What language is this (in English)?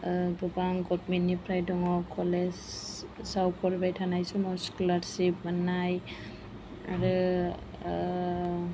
Bodo